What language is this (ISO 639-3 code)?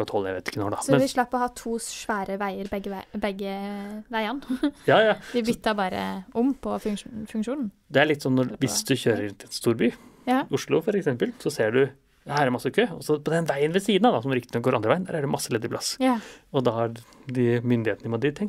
nor